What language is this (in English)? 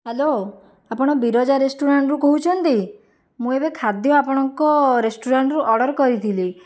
Odia